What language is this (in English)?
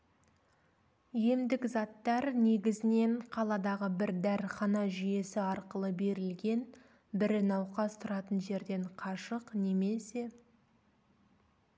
Kazakh